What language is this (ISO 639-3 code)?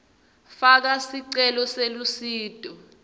ssw